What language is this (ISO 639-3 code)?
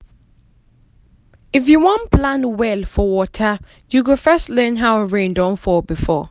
pcm